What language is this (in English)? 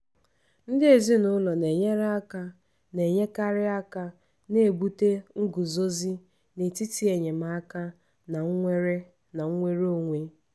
Igbo